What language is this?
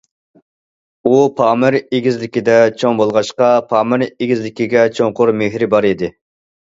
Uyghur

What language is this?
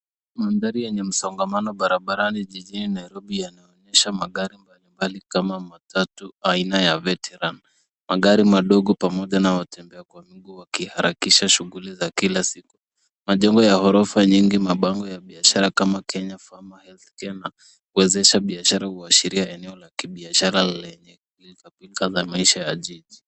Swahili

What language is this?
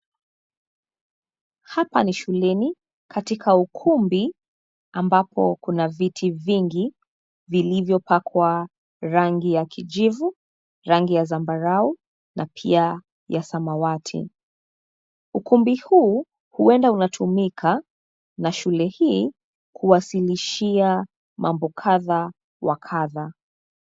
Swahili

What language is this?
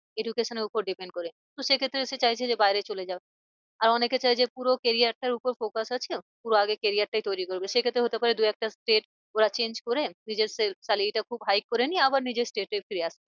Bangla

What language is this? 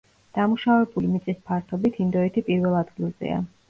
Georgian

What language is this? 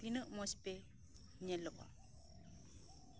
Santali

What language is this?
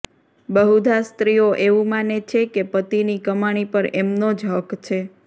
Gujarati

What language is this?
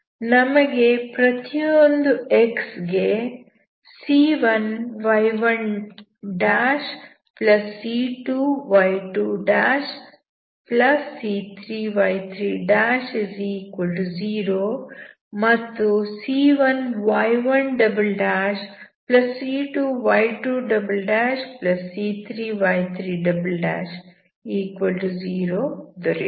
Kannada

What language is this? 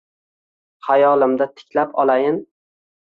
Uzbek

